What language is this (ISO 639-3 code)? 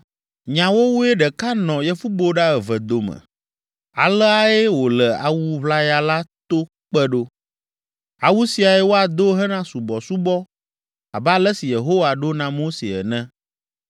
ewe